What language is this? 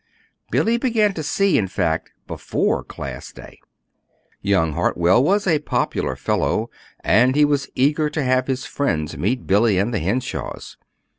English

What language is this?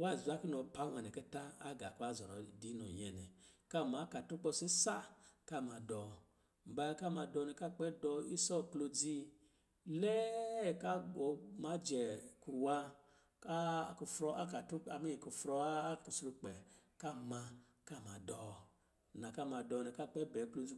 Lijili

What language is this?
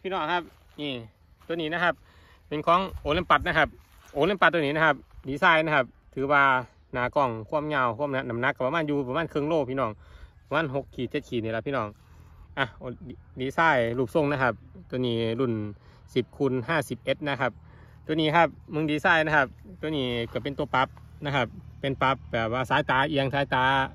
Thai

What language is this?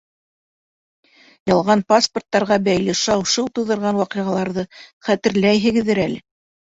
Bashkir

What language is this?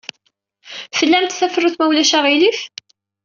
Kabyle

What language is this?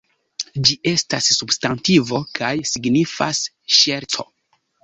Esperanto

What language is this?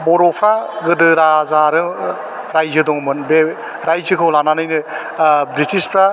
Bodo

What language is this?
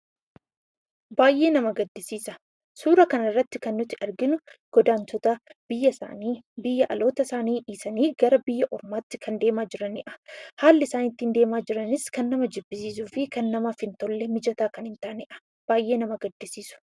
Oromo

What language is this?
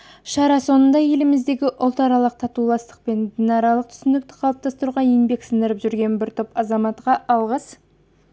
Kazakh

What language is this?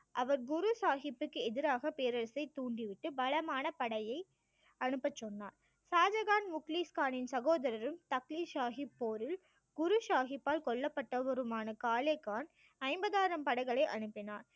Tamil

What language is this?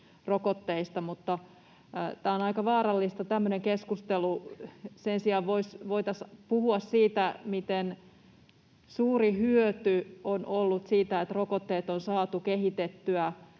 Finnish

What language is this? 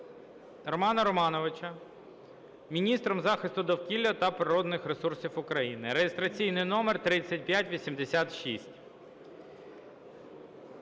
Ukrainian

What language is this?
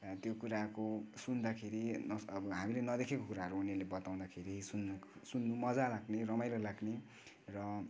Nepali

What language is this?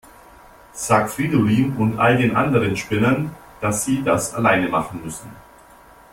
German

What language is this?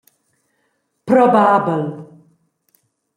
Romansh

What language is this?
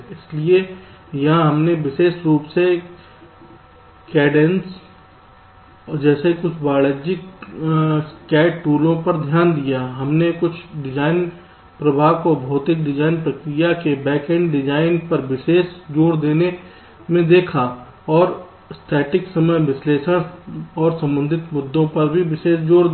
Hindi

